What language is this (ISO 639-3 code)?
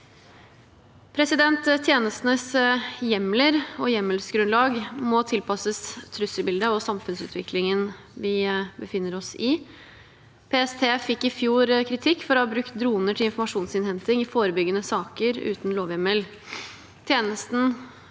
nor